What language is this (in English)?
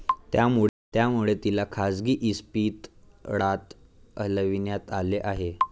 Marathi